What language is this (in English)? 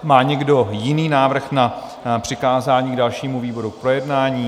Czech